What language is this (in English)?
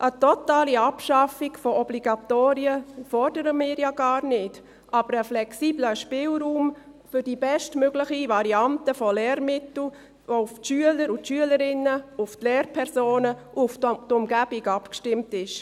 Swiss German